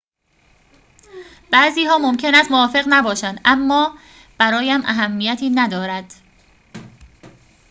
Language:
Persian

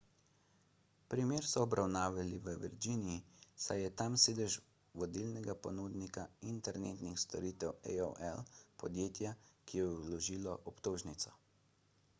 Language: Slovenian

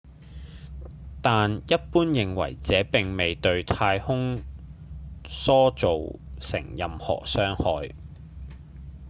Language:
Cantonese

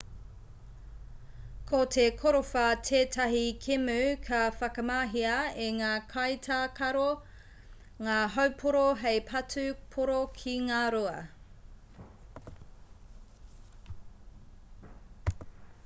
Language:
Māori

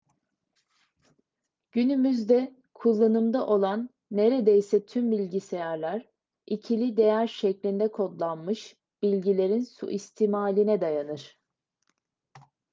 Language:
Turkish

